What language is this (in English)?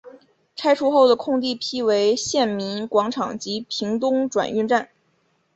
Chinese